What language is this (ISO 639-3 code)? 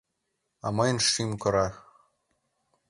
chm